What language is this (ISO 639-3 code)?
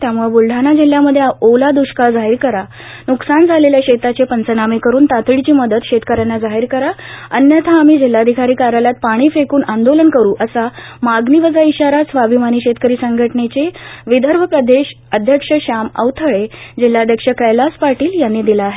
mar